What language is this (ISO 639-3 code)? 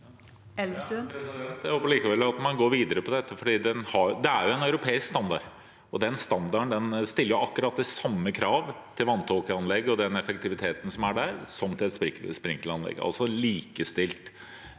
nor